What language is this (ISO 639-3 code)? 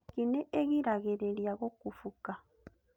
kik